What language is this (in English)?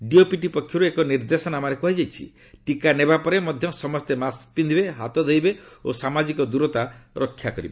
Odia